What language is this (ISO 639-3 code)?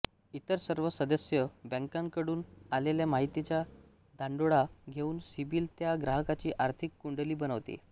mar